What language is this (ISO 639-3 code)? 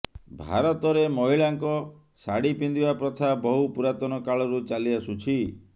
ori